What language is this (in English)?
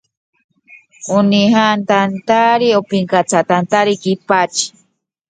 Spanish